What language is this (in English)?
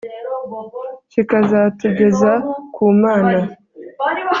Kinyarwanda